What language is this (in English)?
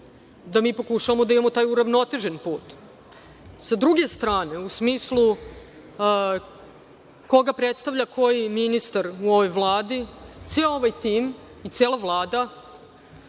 Serbian